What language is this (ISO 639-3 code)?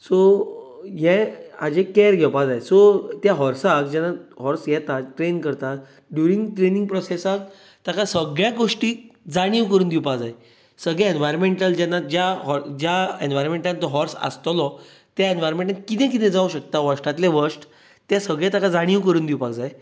kok